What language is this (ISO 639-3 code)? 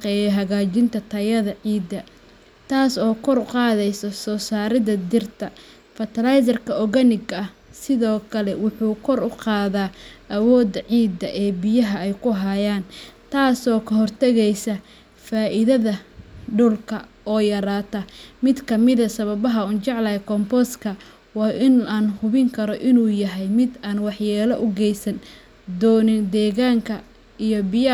som